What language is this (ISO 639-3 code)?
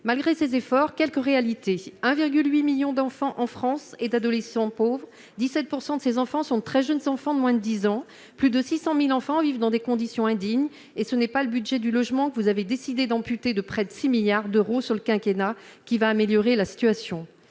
fra